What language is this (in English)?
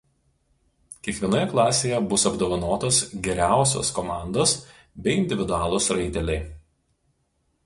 Lithuanian